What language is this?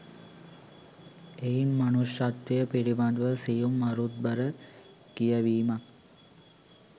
Sinhala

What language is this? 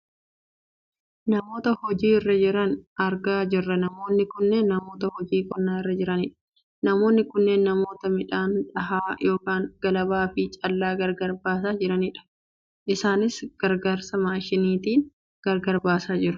Oromo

